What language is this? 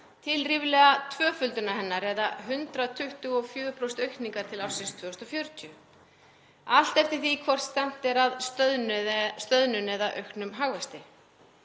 Icelandic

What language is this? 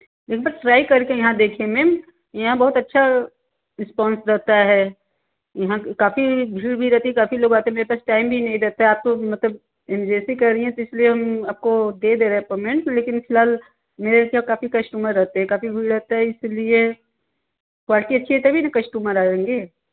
Hindi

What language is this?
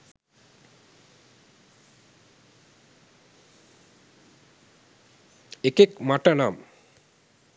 Sinhala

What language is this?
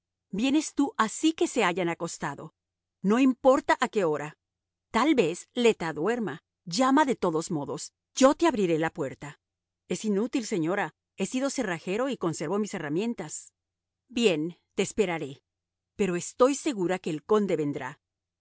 Spanish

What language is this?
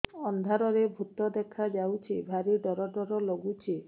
Odia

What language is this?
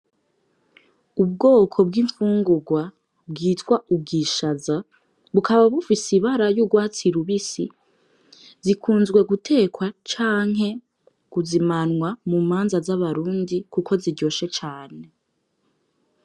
Rundi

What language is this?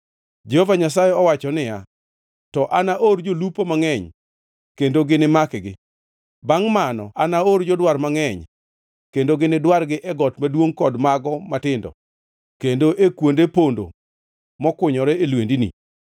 Luo (Kenya and Tanzania)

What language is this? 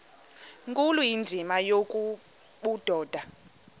Xhosa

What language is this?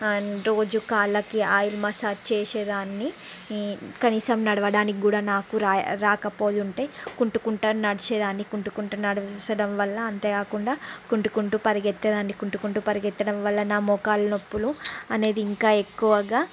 Telugu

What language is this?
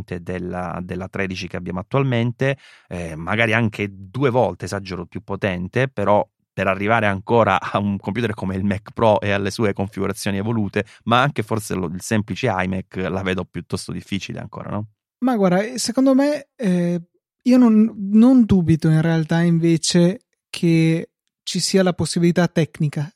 Italian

